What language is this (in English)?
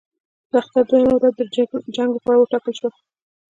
Pashto